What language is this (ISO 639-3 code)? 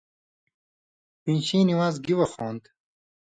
mvy